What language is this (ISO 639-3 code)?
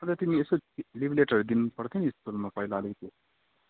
nep